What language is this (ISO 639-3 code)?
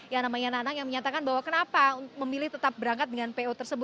ind